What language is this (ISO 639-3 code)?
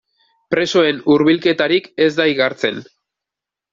eus